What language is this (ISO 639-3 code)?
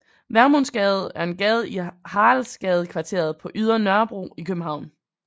dan